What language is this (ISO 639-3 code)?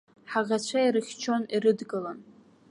abk